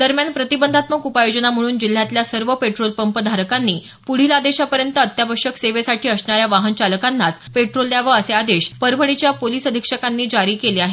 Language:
Marathi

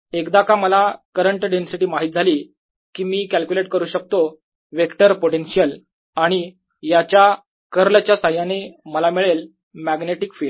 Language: Marathi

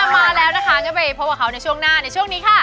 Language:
Thai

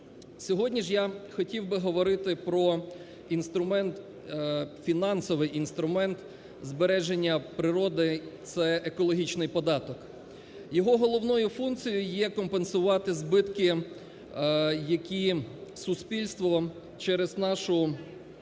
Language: Ukrainian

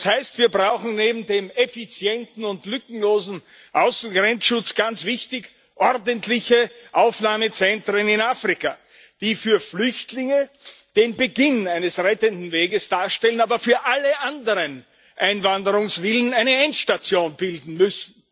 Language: German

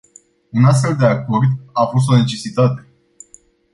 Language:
Romanian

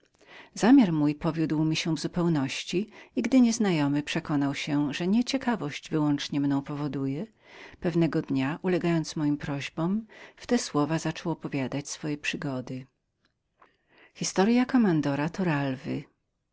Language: Polish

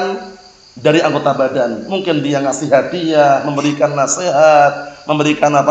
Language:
Indonesian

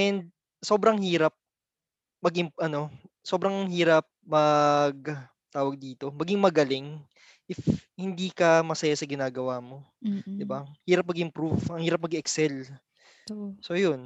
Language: Filipino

